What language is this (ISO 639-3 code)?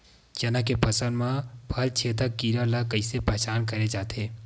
hne